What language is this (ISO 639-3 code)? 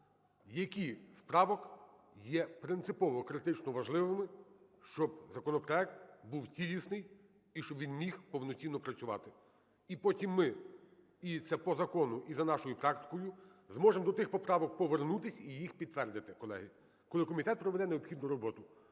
ukr